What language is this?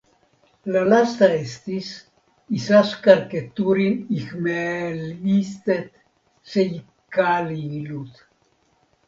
Esperanto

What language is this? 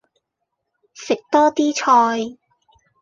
Cantonese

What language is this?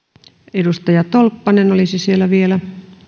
Finnish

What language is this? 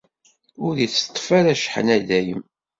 Kabyle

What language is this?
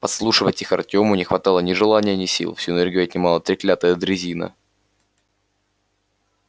Russian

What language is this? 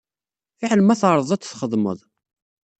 Kabyle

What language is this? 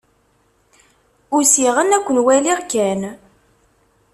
Kabyle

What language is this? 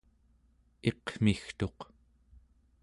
Central Yupik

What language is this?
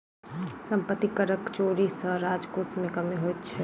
Maithili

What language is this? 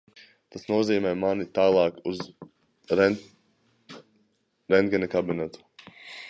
Latvian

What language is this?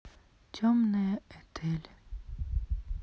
Russian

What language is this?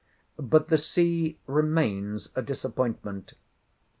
English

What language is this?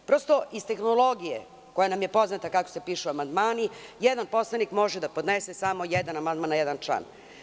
Serbian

